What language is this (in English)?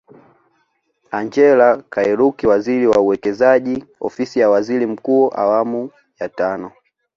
Swahili